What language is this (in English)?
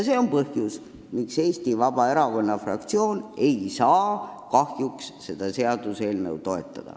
Estonian